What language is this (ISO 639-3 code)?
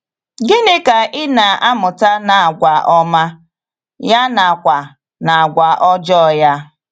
ibo